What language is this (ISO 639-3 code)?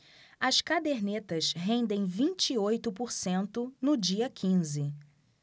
por